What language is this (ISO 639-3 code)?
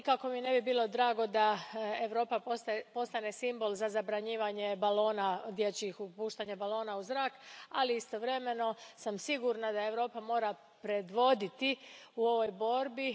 hrv